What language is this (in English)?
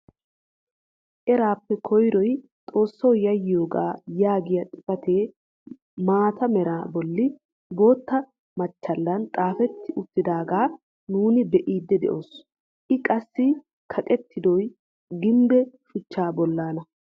Wolaytta